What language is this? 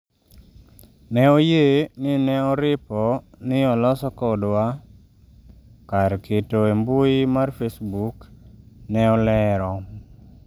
Luo (Kenya and Tanzania)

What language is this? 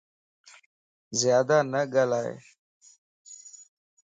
Lasi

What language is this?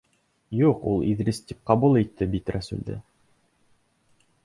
Bashkir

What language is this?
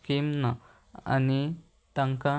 Konkani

